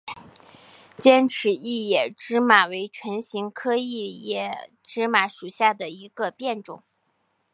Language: Chinese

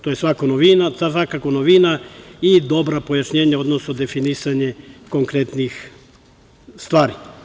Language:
Serbian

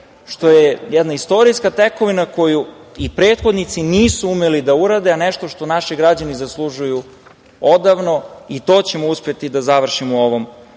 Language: Serbian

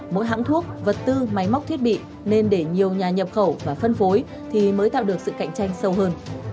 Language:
Vietnamese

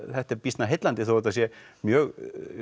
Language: Icelandic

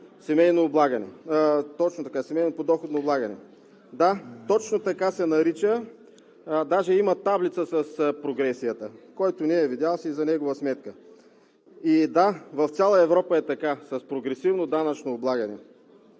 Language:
Bulgarian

